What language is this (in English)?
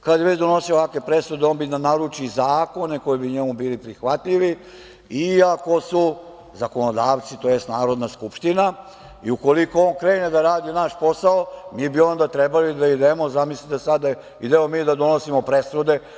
Serbian